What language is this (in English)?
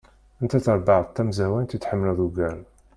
Kabyle